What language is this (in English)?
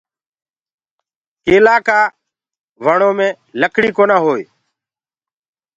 Gurgula